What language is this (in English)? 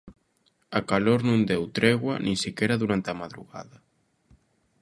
Galician